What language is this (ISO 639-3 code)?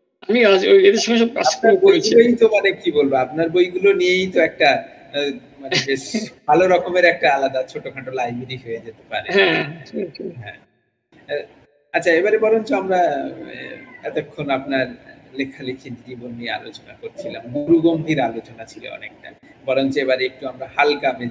ben